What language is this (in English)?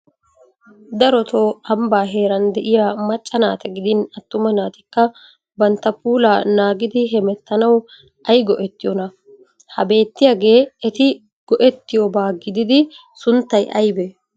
Wolaytta